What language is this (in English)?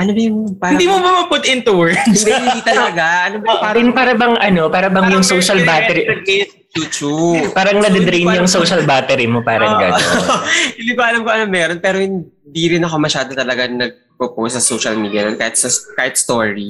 Filipino